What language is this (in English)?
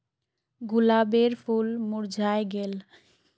Magahi